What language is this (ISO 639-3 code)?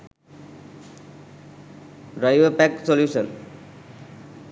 sin